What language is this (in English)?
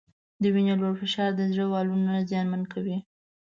Pashto